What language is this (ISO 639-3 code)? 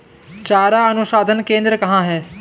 hin